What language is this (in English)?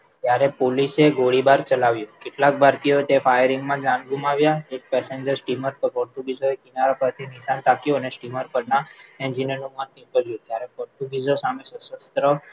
Gujarati